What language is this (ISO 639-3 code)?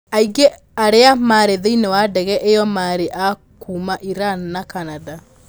kik